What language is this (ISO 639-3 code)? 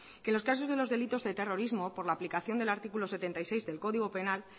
spa